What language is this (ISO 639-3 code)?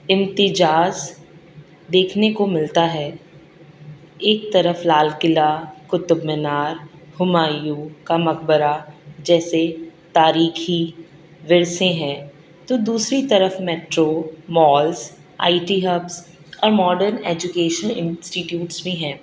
urd